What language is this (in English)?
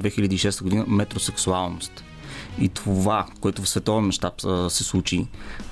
Bulgarian